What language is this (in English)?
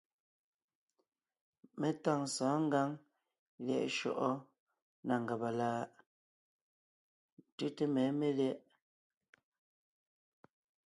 Ngiemboon